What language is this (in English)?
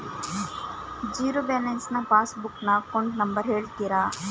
Kannada